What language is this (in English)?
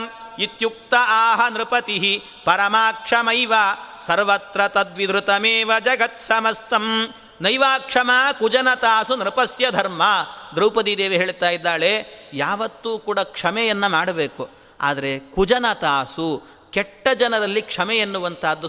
Kannada